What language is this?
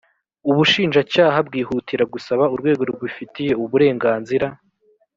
Kinyarwanda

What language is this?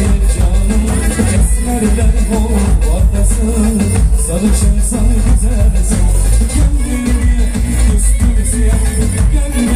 Turkish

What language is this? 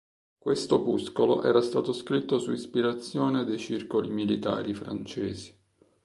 Italian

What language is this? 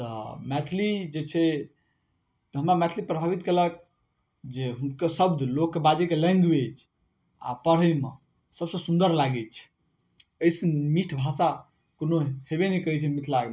Maithili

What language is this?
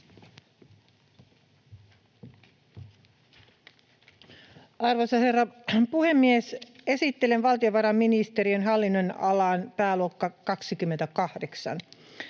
Finnish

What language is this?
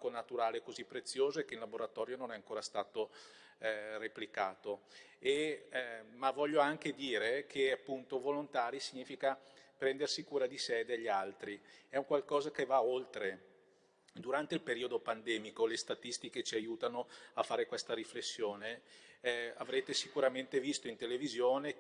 Italian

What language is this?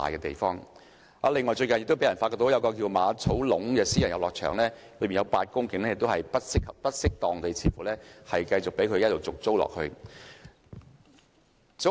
Cantonese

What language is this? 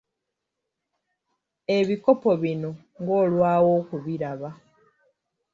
Ganda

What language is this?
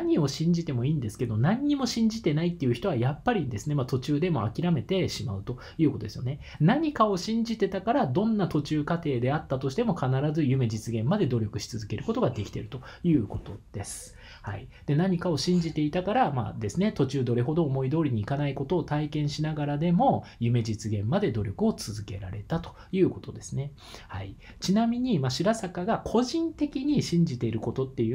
Japanese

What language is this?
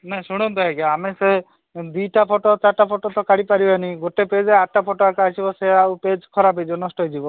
Odia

